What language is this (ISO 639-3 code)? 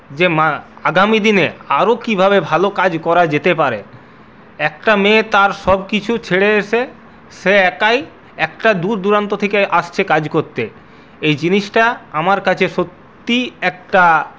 ben